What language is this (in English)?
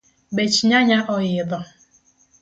Luo (Kenya and Tanzania)